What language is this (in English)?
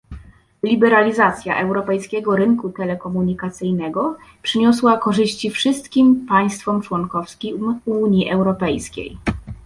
Polish